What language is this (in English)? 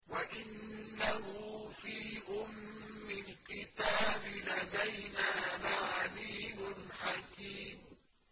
Arabic